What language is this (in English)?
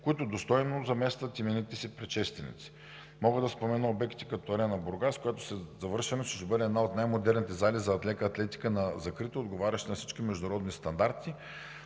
Bulgarian